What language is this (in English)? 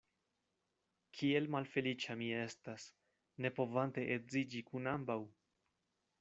Esperanto